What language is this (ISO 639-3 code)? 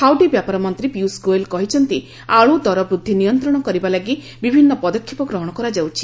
ori